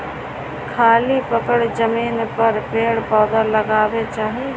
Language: Bhojpuri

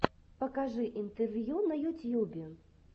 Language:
Russian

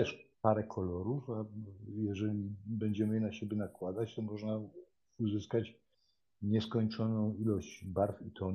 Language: Polish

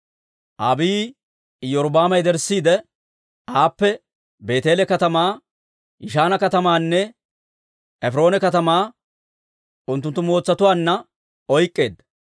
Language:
Dawro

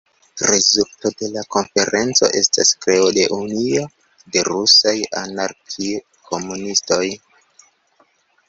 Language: Esperanto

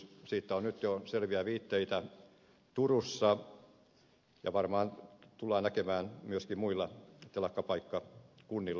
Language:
Finnish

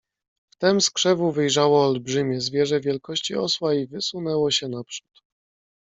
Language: Polish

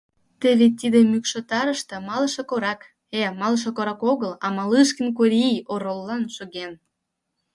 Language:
Mari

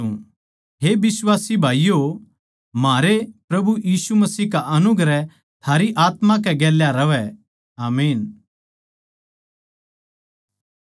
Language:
Haryanvi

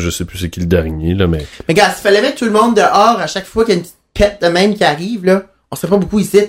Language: French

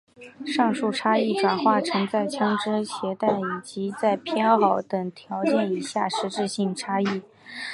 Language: Chinese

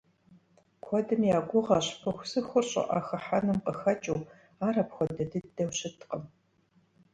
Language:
Kabardian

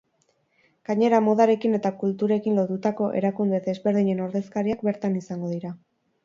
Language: Basque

